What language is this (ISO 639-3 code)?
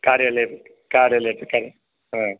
san